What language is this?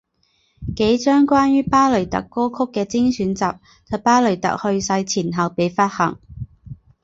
Chinese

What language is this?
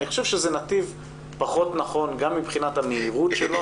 Hebrew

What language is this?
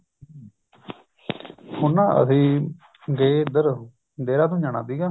Punjabi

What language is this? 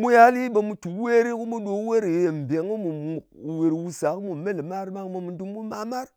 Ngas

